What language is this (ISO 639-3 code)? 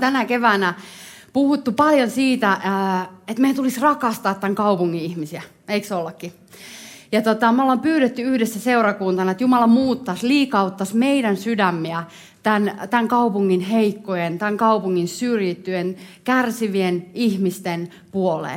fin